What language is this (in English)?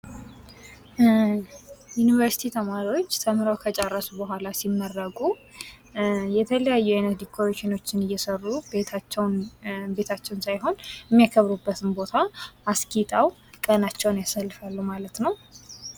Amharic